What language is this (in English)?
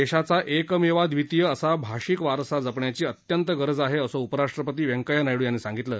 Marathi